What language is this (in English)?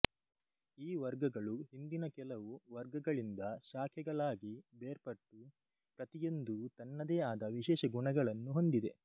Kannada